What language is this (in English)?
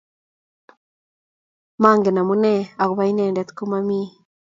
Kalenjin